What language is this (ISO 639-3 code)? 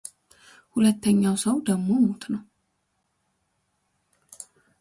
amh